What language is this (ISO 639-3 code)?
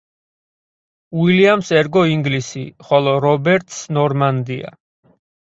kat